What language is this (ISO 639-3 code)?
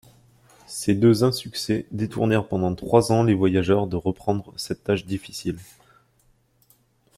fra